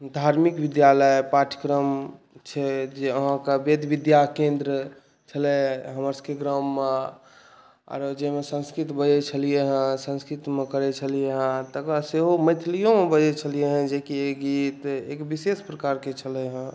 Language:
Maithili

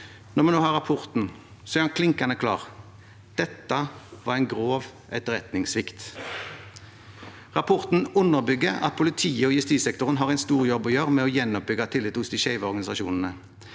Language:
Norwegian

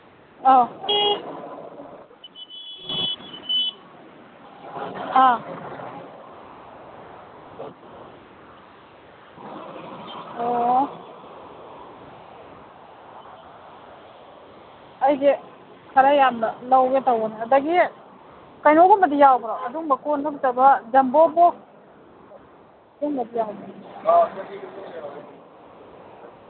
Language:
Manipuri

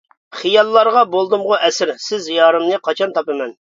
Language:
Uyghur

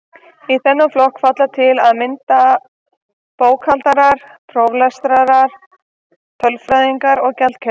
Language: Icelandic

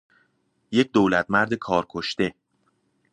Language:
Persian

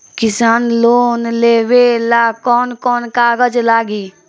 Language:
Bhojpuri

